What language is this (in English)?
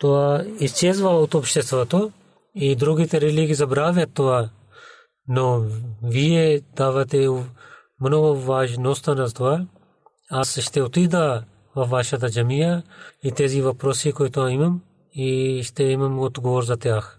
Bulgarian